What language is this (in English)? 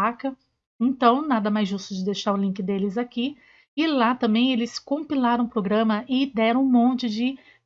Portuguese